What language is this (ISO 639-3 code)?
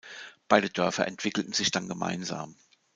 deu